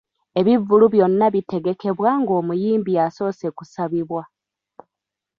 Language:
Ganda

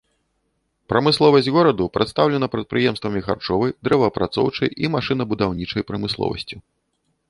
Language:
Belarusian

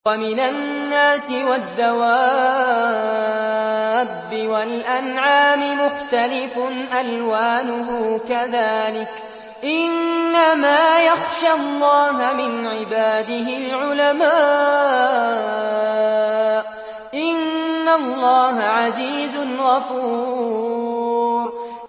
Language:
Arabic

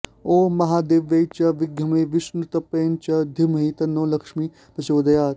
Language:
Sanskrit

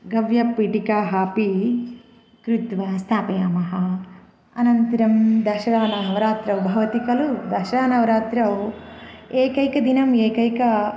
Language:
Sanskrit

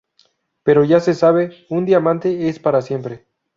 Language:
Spanish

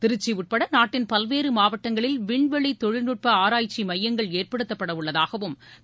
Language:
Tamil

